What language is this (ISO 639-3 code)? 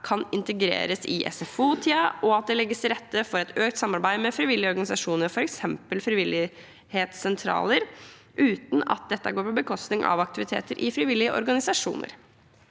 nor